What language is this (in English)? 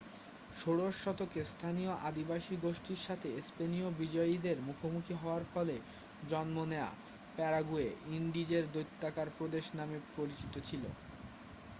Bangla